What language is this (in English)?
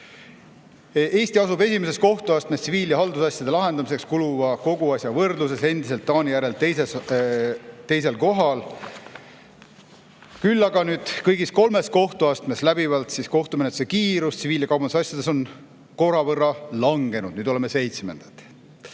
Estonian